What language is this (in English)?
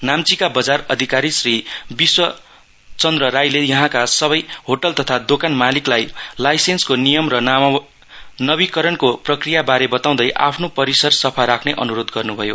Nepali